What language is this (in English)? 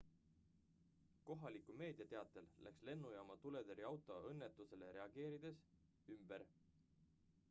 Estonian